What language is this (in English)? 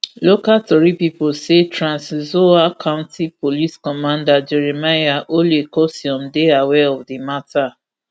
Nigerian Pidgin